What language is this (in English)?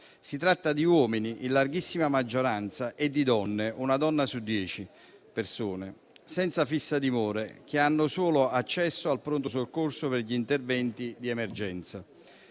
Italian